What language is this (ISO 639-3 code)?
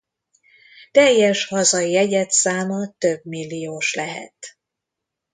hun